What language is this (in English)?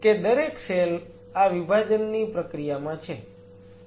Gujarati